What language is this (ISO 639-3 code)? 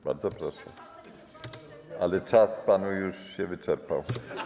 pol